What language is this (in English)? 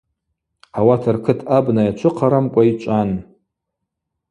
Abaza